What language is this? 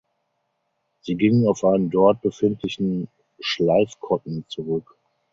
German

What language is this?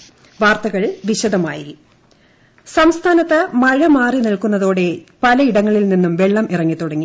Malayalam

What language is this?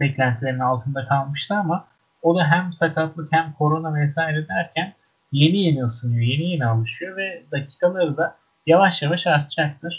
Turkish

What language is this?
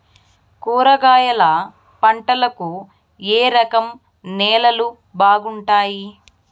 Telugu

